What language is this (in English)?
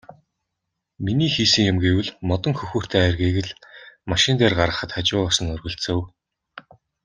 Mongolian